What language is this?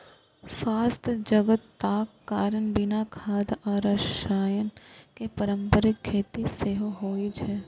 Maithili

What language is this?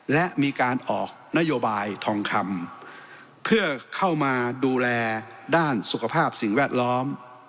Thai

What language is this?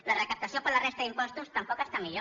Catalan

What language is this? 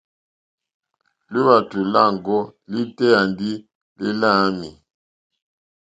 Mokpwe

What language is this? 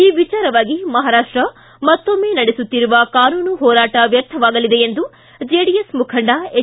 Kannada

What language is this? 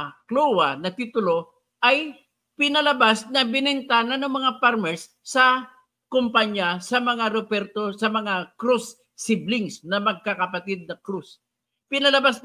Filipino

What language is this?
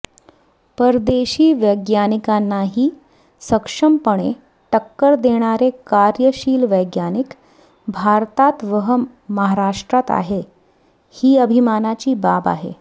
Marathi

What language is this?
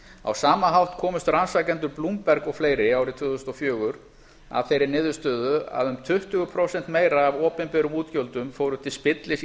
Icelandic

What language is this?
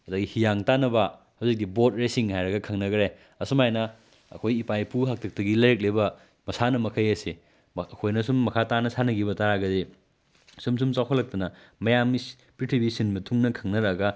Manipuri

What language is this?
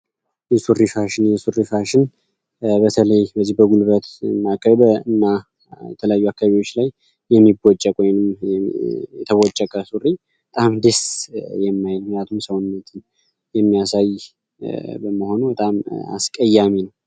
Amharic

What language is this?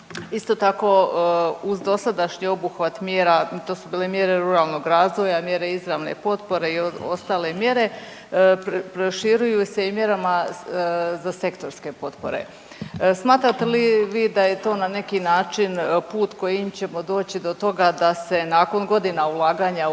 Croatian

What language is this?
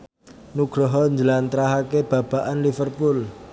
Javanese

